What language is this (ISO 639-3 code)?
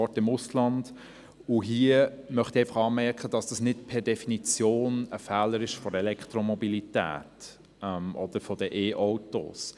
gsw